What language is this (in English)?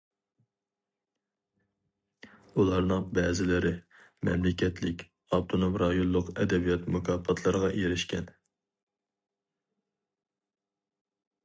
Uyghur